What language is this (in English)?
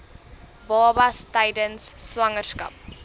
Afrikaans